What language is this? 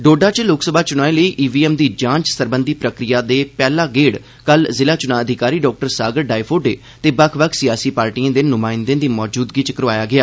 Dogri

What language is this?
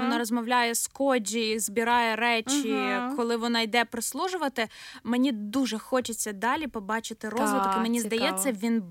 Ukrainian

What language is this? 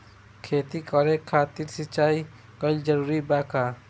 Bhojpuri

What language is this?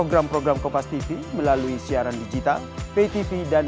Indonesian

